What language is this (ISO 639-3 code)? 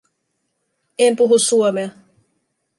fin